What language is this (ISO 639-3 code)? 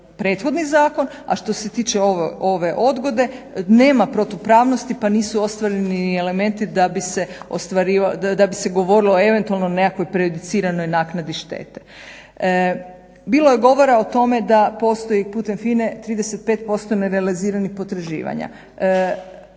hrv